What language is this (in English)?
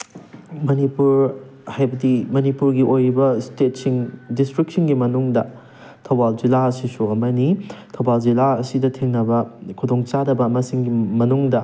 Manipuri